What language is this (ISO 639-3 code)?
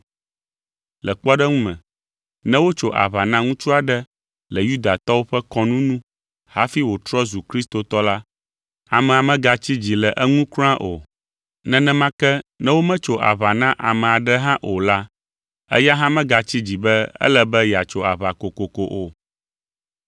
ewe